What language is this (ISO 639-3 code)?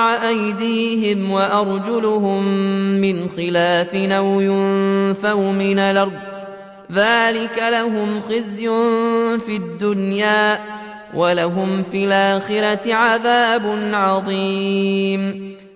ara